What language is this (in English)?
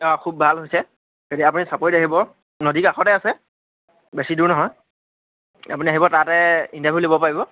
Assamese